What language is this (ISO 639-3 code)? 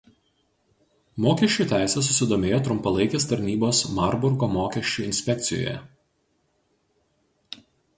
lit